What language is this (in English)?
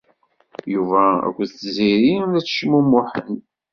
Kabyle